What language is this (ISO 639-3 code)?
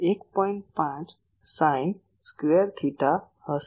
guj